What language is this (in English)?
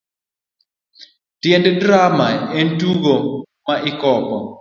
Luo (Kenya and Tanzania)